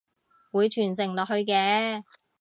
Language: Cantonese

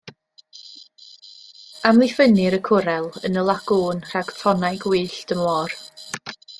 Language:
Welsh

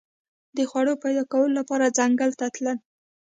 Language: Pashto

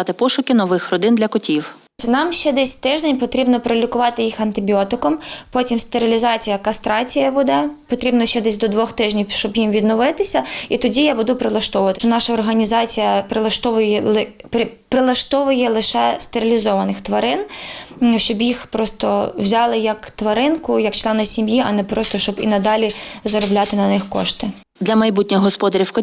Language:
Ukrainian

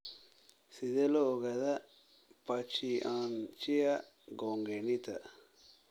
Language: Somali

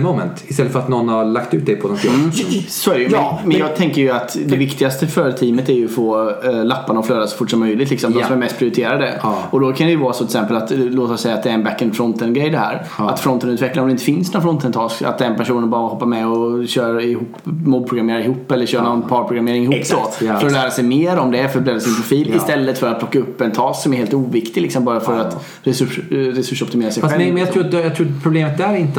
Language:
Swedish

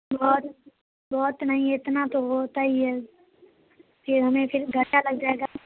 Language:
Urdu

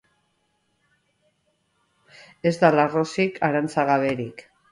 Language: Basque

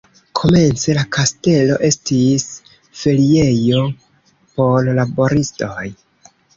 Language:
Esperanto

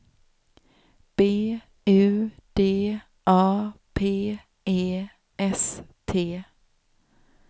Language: Swedish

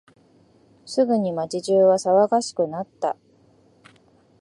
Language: Japanese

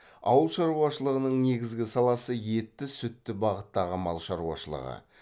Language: Kazakh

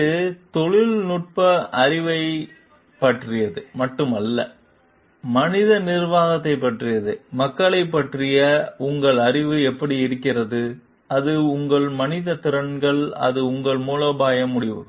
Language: Tamil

